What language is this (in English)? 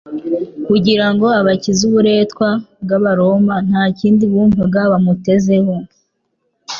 Kinyarwanda